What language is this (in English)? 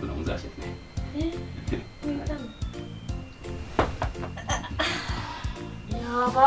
Japanese